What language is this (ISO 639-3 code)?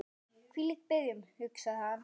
isl